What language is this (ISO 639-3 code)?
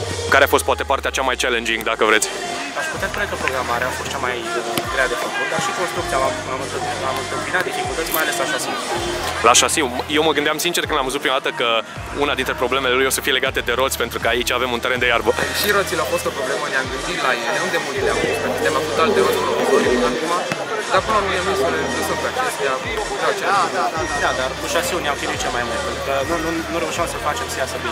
ron